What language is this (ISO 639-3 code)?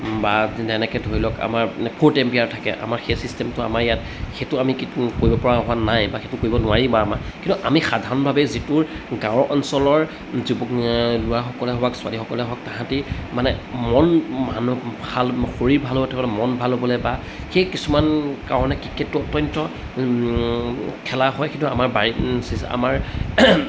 asm